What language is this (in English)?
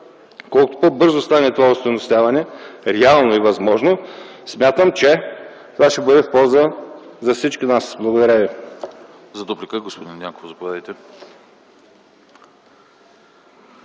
Bulgarian